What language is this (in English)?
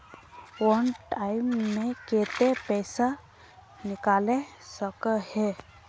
Magahi